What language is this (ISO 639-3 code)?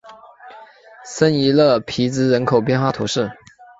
zho